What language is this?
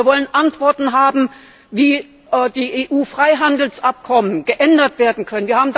German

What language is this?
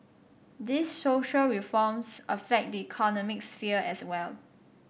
English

